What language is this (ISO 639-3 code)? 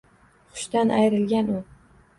uzb